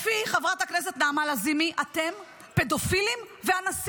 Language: Hebrew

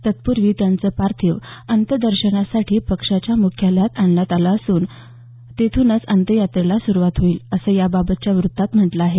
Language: Marathi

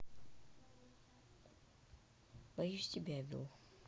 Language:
Russian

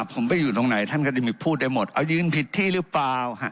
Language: Thai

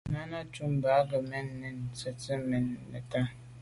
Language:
Medumba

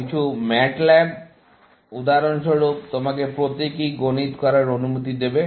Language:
Bangla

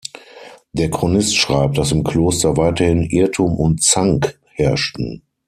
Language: German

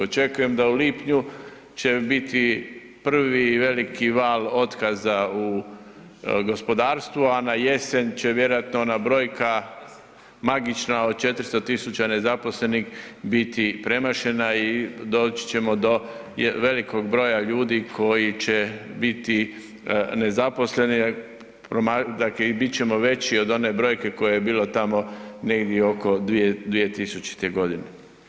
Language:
Croatian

